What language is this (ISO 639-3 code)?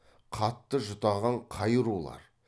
kaz